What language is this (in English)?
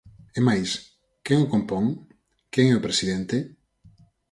Galician